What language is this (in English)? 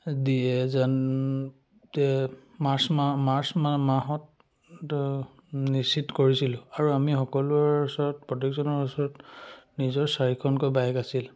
Assamese